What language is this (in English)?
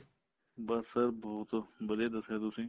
Punjabi